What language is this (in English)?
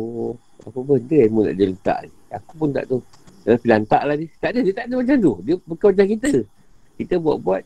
Malay